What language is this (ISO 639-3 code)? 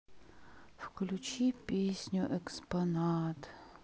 rus